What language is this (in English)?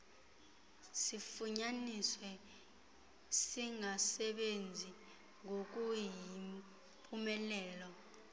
Xhosa